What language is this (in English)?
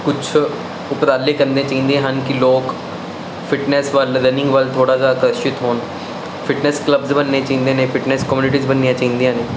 Punjabi